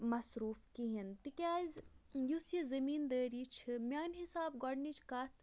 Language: Kashmiri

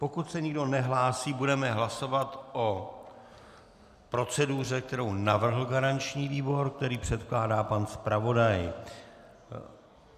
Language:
Czech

